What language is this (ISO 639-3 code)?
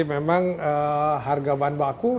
ind